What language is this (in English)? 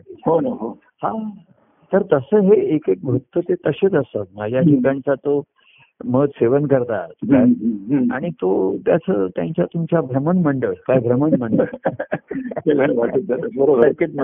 Marathi